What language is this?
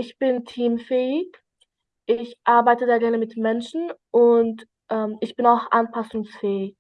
German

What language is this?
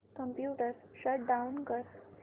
Marathi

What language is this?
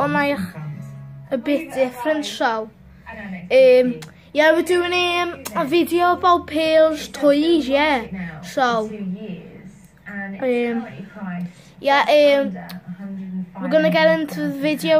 English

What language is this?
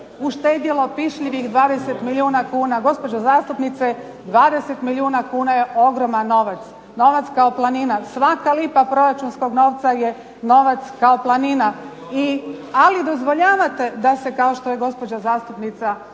Croatian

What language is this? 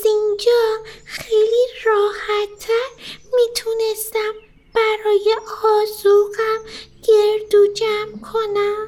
Persian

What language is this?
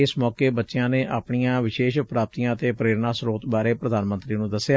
Punjabi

